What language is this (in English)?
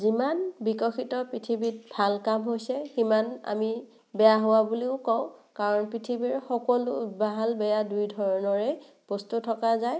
Assamese